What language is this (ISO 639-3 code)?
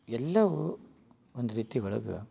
kan